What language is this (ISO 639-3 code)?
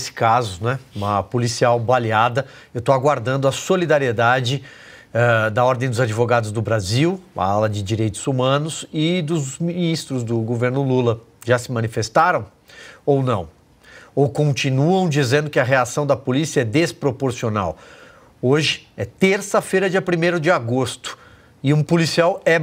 por